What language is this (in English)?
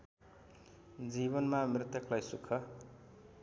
Nepali